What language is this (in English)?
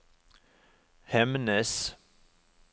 Norwegian